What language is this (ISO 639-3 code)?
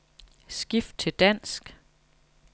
dan